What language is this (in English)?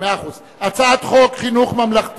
Hebrew